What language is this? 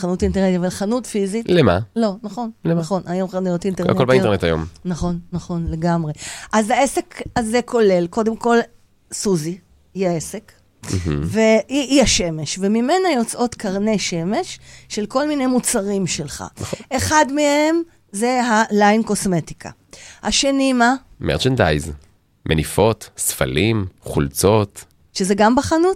Hebrew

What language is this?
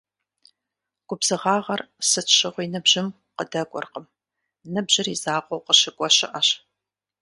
Kabardian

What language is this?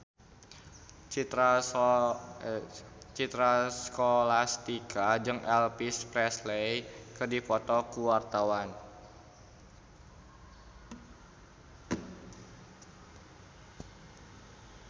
Sundanese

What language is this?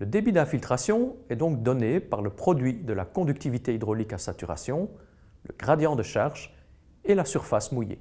French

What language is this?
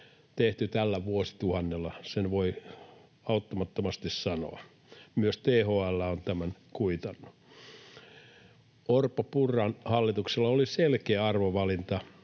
Finnish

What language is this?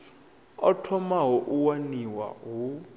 Venda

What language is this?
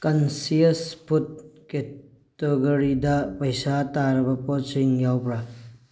Manipuri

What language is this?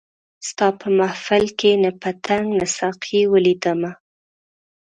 Pashto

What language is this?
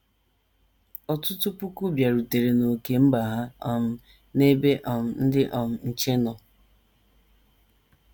Igbo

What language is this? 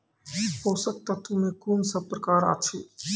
Maithili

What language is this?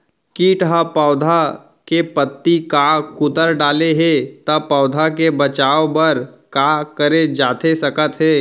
Chhattisgarhi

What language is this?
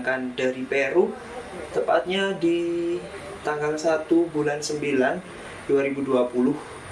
Indonesian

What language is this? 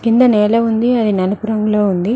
Telugu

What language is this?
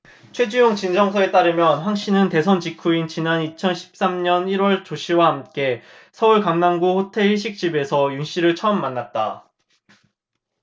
Korean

